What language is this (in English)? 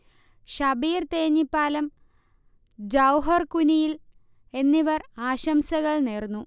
Malayalam